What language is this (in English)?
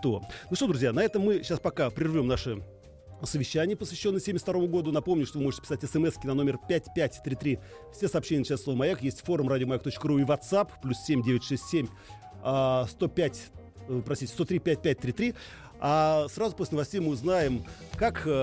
Russian